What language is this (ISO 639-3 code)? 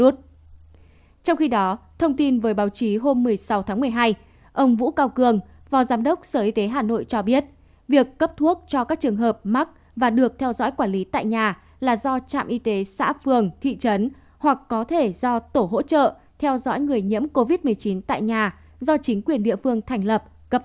vie